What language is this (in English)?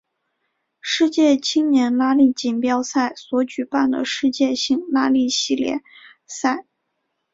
Chinese